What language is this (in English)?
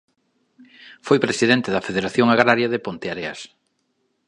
Galician